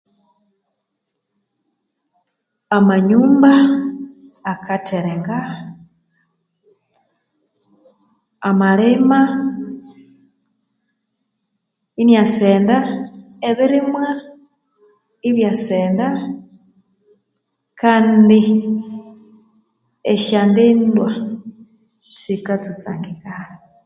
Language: Konzo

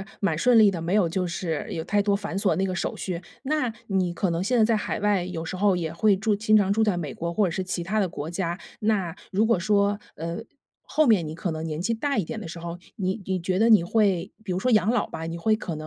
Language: Chinese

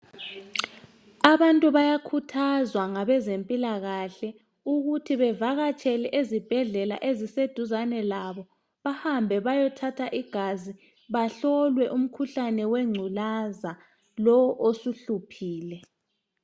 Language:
North Ndebele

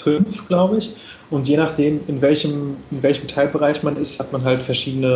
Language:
German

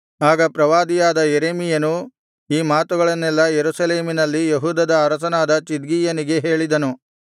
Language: Kannada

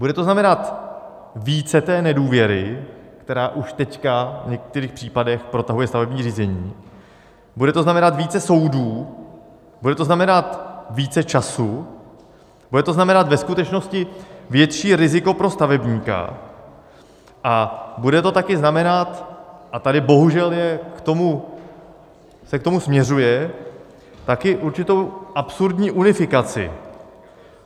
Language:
Czech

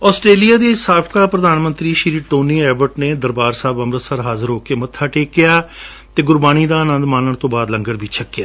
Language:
Punjabi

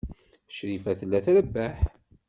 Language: Kabyle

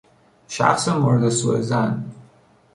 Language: Persian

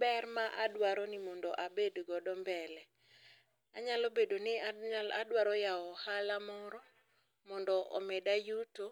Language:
Luo (Kenya and Tanzania)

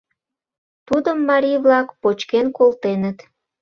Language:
Mari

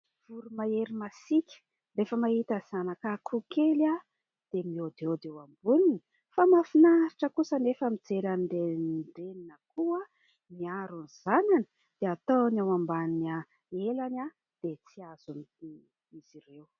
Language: Malagasy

